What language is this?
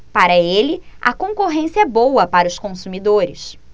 Portuguese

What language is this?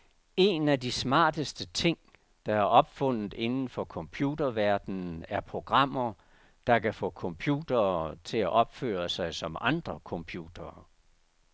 Danish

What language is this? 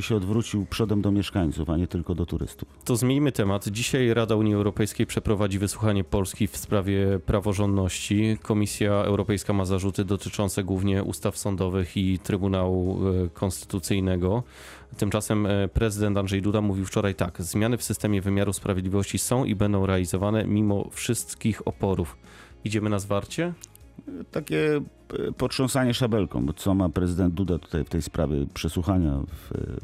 Polish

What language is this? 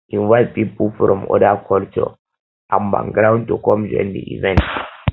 Nigerian Pidgin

